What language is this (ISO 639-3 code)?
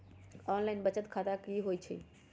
mag